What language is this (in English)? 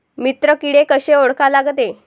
Marathi